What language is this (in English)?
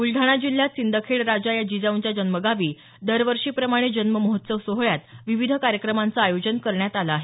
Marathi